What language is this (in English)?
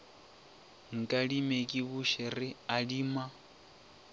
Northern Sotho